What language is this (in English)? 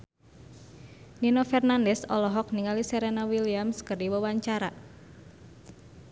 Sundanese